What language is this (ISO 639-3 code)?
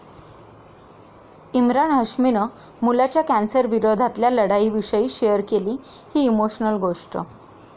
mar